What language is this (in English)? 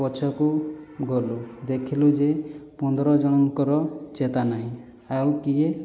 Odia